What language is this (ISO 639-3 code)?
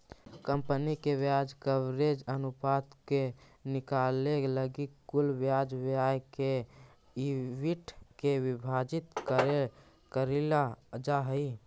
mag